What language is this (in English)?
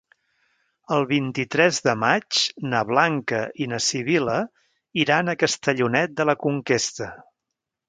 Catalan